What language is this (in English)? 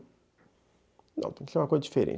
Portuguese